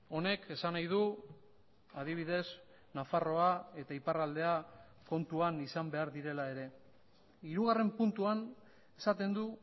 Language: Basque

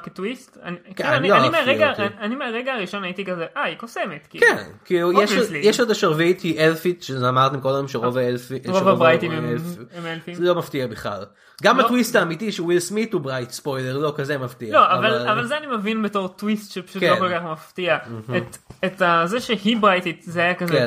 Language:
Hebrew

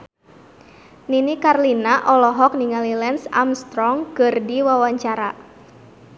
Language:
Sundanese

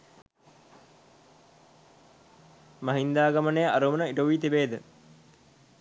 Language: Sinhala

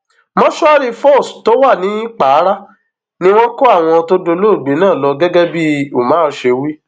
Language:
Yoruba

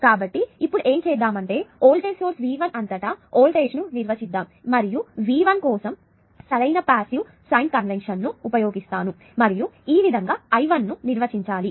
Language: Telugu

